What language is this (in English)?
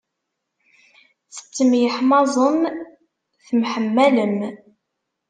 Kabyle